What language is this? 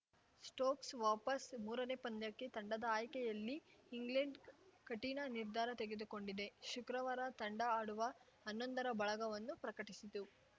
Kannada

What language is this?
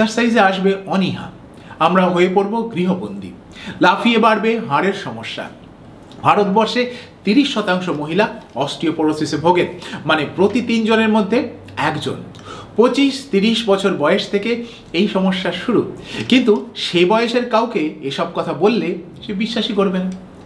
Bangla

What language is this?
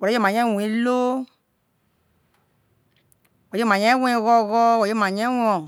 Isoko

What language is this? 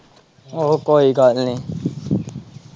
Punjabi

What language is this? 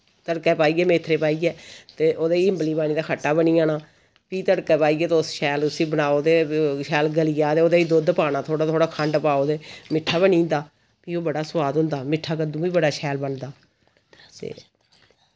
Dogri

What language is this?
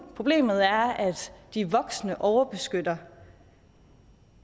Danish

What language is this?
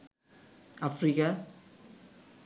Bangla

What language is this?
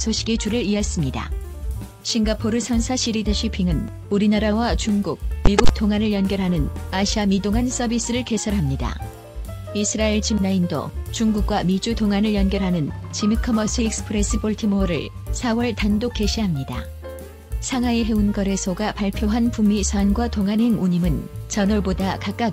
Korean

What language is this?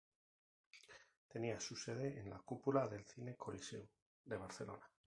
Spanish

